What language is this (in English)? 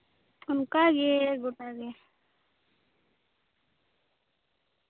Santali